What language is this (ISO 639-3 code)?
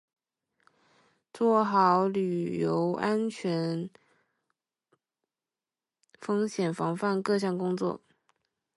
zho